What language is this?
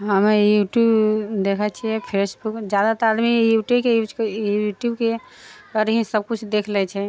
Maithili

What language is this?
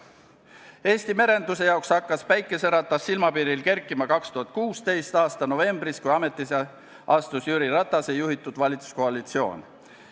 Estonian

